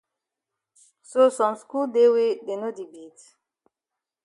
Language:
Cameroon Pidgin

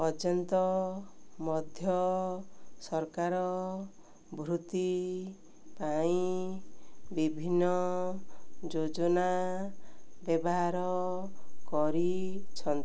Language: Odia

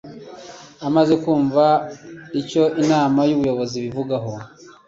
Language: Kinyarwanda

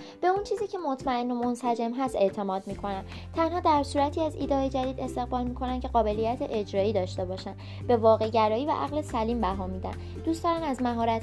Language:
Persian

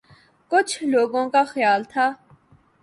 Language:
Urdu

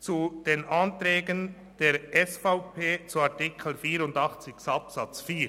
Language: Swiss German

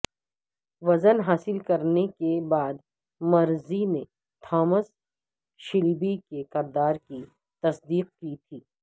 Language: Urdu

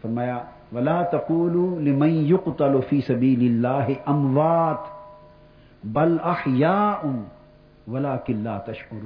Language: Urdu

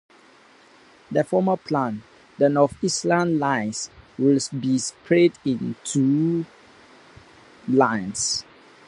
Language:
English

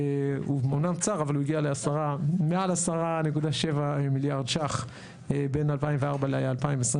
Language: Hebrew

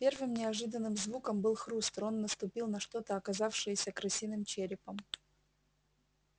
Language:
Russian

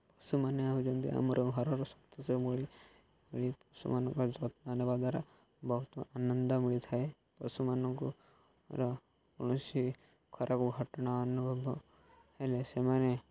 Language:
Odia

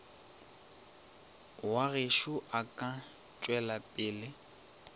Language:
Northern Sotho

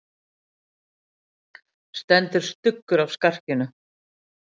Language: Icelandic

